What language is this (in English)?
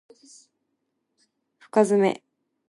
Japanese